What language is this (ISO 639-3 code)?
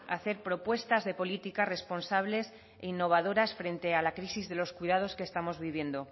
spa